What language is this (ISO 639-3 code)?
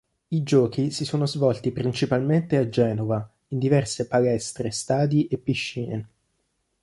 ita